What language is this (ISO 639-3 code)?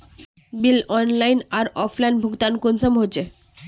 mag